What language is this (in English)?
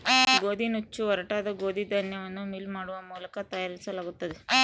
Kannada